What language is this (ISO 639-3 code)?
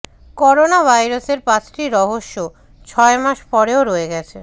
ben